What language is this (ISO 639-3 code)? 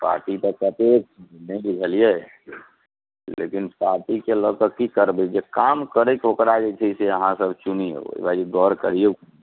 mai